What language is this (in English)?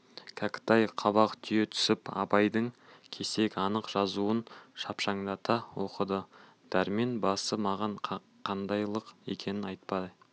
Kazakh